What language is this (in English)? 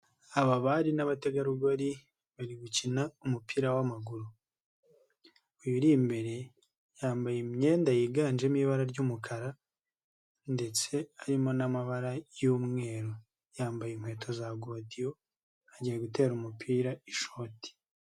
Kinyarwanda